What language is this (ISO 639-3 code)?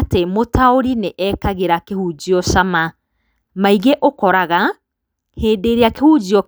kik